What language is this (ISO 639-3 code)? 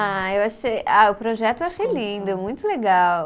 por